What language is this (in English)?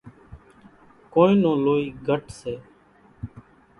Kachi Koli